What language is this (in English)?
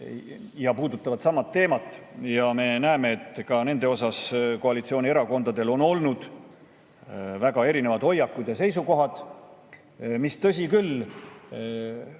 Estonian